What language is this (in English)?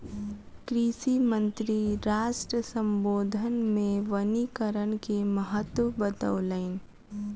Maithili